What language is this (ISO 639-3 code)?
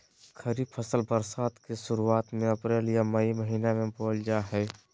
mag